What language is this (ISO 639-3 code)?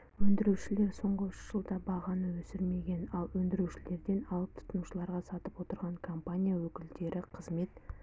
kaz